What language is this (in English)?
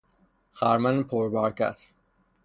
Persian